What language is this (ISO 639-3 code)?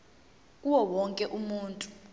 zul